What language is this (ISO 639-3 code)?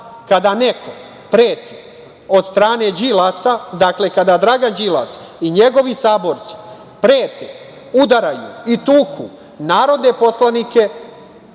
srp